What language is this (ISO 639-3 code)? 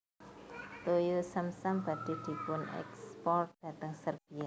jav